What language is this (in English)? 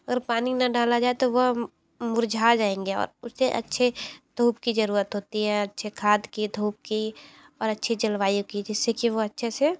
Hindi